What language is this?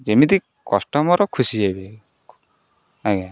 Odia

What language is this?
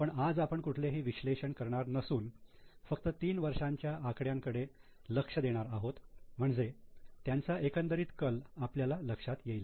Marathi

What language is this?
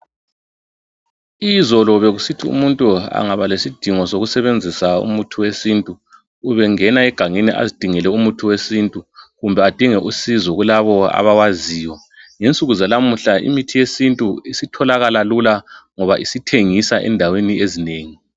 North Ndebele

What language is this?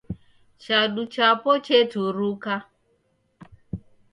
Taita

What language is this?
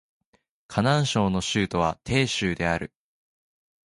Japanese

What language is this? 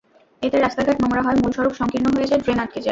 Bangla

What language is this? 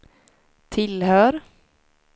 Swedish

